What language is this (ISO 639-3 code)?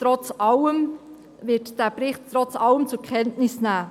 gsw